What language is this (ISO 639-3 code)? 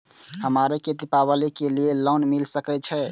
mai